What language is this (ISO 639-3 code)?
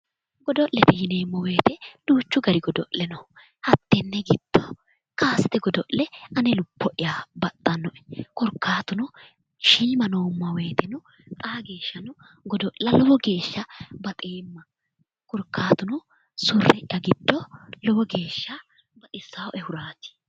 sid